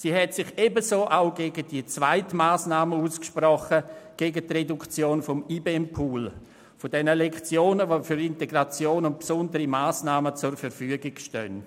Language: Swiss German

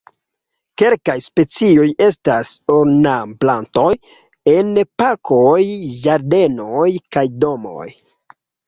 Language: Esperanto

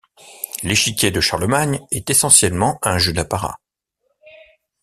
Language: French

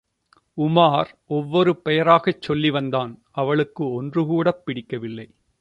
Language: Tamil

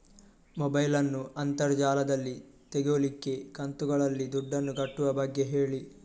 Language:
Kannada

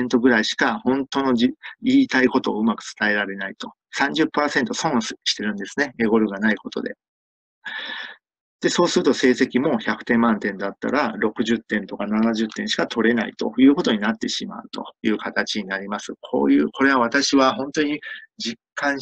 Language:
Japanese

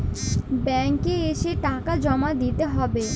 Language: Bangla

